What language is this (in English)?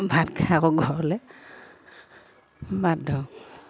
Assamese